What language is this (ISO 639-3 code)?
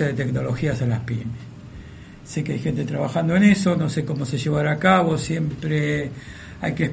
spa